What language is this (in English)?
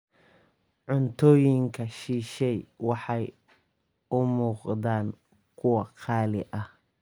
Somali